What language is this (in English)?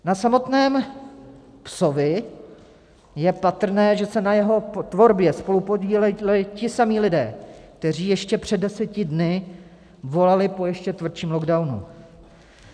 Czech